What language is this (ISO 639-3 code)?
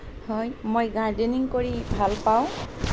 asm